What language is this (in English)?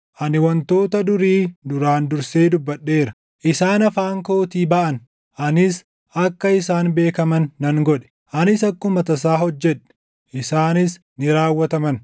Oromo